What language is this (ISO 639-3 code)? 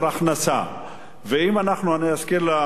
heb